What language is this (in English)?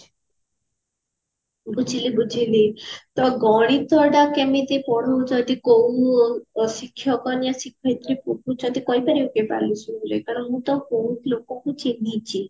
Odia